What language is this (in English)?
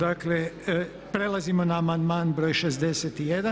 Croatian